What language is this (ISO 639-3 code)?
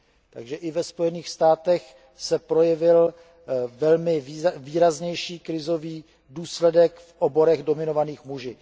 ces